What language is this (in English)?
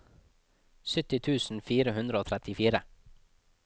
Norwegian